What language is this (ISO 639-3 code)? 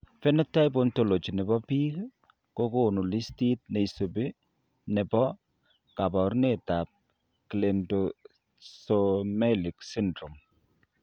kln